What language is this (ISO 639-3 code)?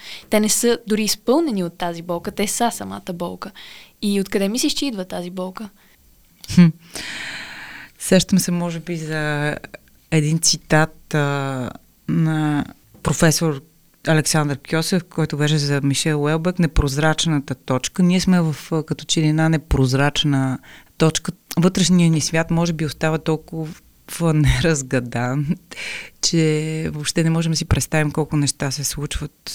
bul